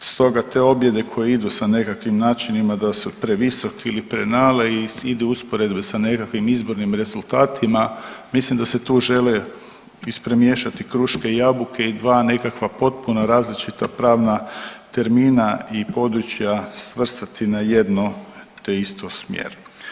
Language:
Croatian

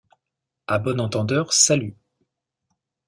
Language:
French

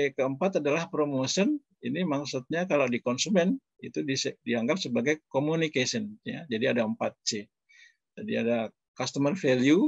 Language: Indonesian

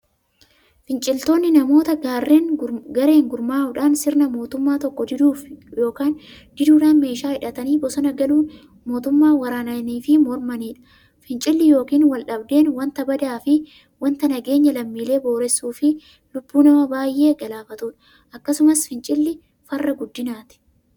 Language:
Oromo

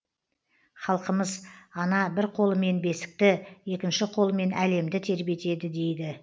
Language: Kazakh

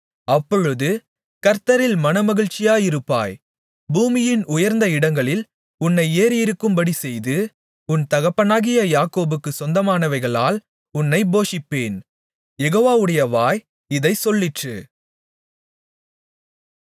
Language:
Tamil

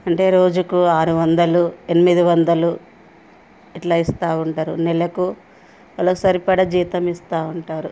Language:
Telugu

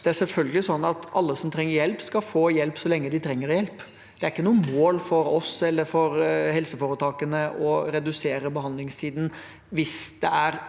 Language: Norwegian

